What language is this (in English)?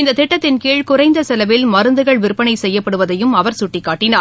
Tamil